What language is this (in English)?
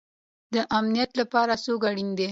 Pashto